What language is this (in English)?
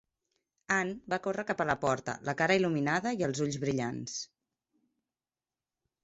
Catalan